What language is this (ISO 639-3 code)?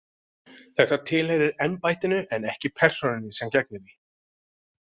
isl